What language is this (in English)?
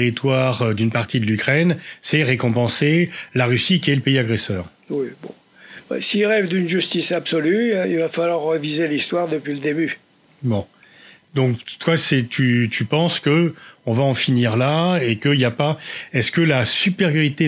French